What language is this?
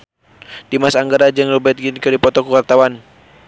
Sundanese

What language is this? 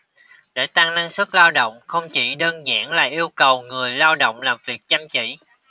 Vietnamese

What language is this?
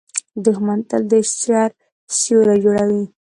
Pashto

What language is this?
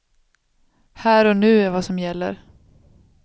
Swedish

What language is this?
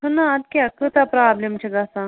Kashmiri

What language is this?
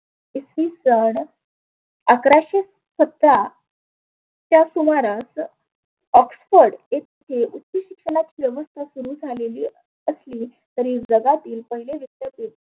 Marathi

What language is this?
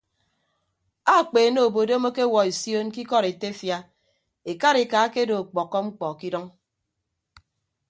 Ibibio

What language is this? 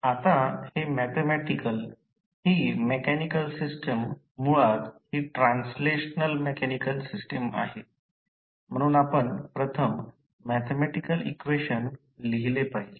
Marathi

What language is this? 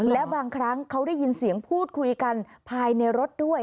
Thai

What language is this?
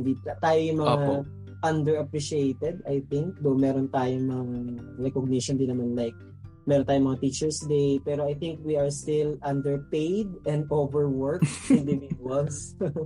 Filipino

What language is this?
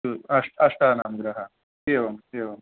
Sanskrit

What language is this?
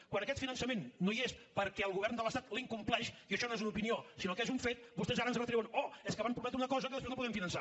Catalan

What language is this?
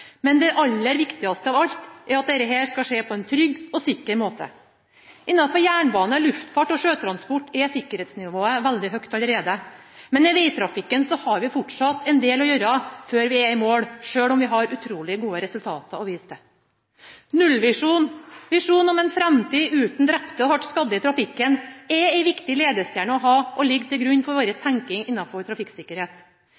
Norwegian Bokmål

